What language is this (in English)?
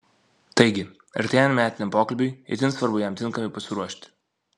Lithuanian